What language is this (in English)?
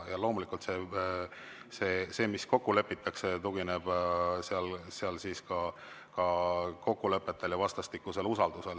Estonian